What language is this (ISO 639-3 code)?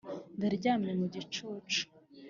kin